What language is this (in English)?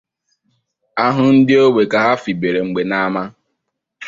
Igbo